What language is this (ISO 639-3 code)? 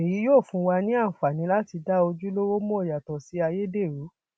yor